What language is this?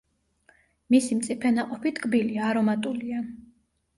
Georgian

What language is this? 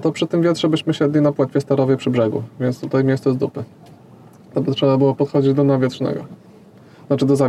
Polish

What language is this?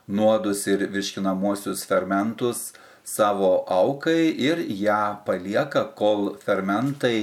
Lithuanian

